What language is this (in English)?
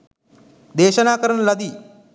Sinhala